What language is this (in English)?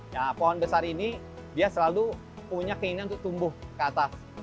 Indonesian